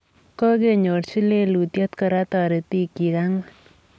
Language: Kalenjin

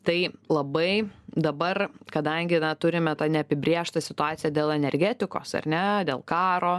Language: Lithuanian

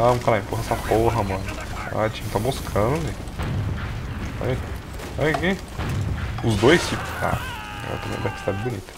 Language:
Portuguese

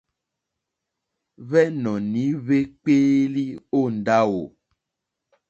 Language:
Mokpwe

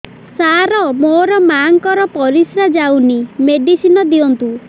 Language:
Odia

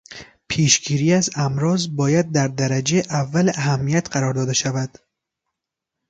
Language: Persian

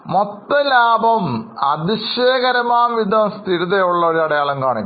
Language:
Malayalam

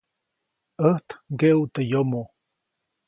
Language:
Copainalá Zoque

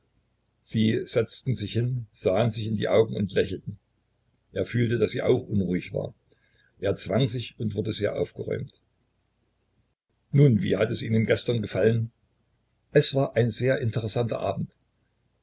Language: German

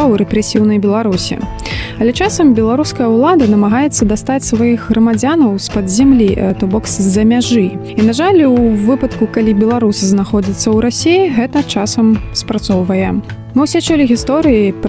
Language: Russian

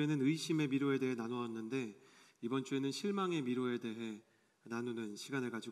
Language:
Korean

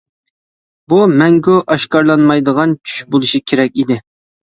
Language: Uyghur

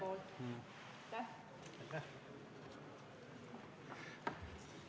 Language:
Estonian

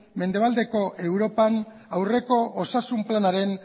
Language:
Basque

